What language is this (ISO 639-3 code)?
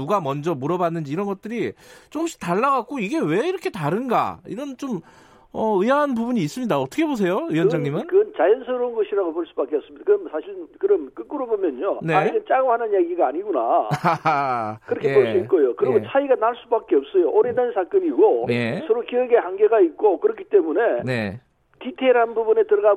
kor